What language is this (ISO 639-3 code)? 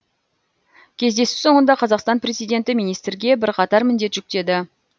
kaz